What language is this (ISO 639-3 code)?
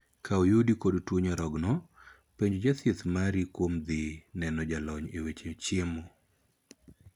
luo